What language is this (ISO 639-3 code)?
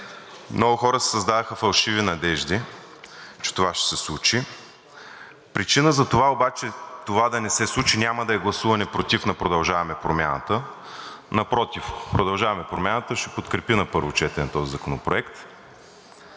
bul